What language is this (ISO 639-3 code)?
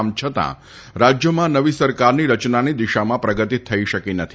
guj